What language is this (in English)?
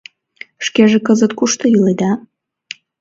Mari